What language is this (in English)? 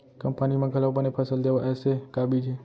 Chhattisgarhi